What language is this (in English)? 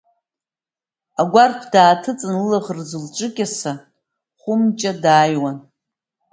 Abkhazian